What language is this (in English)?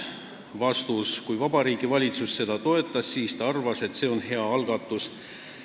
Estonian